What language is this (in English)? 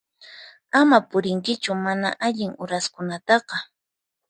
Puno Quechua